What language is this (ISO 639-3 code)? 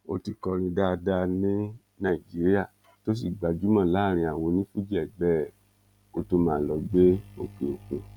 yor